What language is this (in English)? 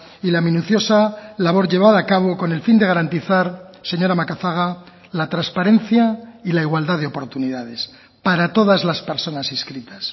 Spanish